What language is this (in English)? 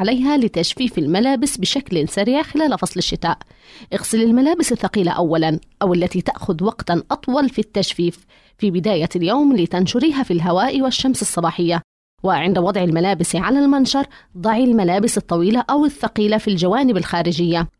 Arabic